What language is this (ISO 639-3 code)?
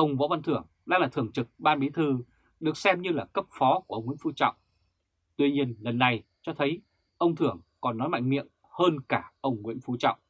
vie